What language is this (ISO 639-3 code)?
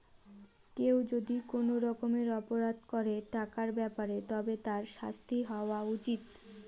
ben